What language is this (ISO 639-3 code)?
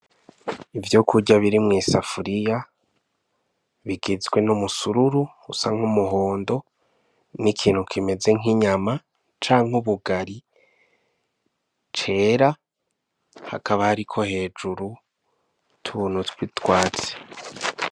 run